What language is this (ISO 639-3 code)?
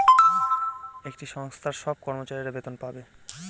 ben